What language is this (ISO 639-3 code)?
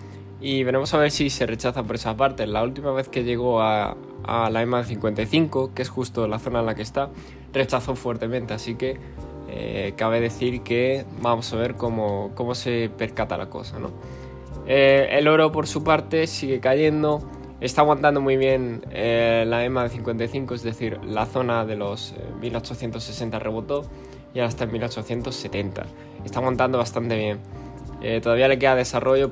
spa